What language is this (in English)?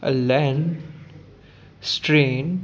Sindhi